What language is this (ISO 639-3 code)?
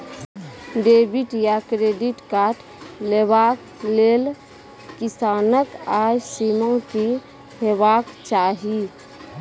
mai